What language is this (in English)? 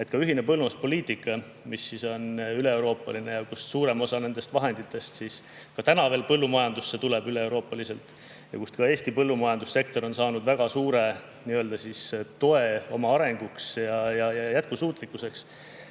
Estonian